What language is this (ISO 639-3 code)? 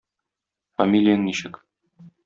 tat